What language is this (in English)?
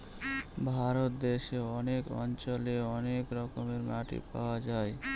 Bangla